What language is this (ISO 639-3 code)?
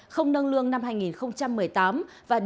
vie